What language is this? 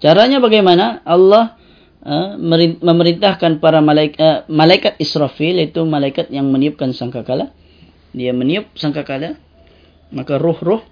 Malay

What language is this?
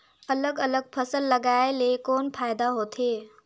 Chhattisgarhi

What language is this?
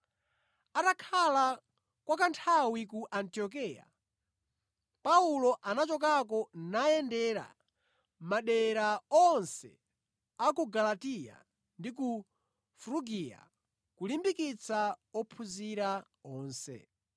Nyanja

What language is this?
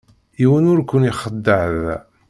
Kabyle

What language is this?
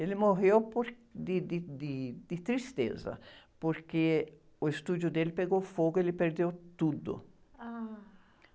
Portuguese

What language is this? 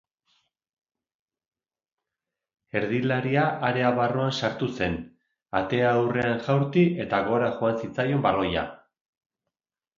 Basque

